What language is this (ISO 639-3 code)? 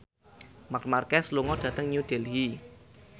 jav